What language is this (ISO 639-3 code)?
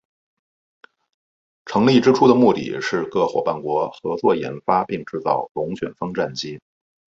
zho